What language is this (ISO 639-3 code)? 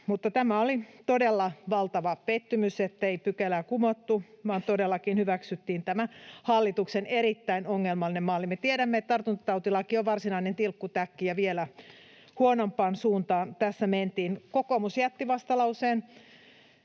fin